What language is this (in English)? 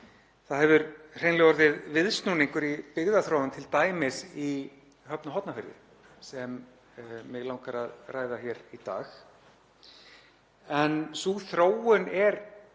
Icelandic